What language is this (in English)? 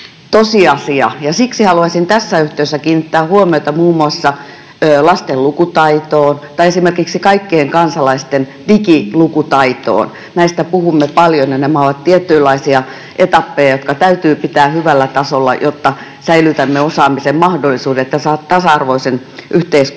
Finnish